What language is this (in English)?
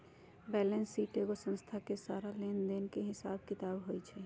Magahi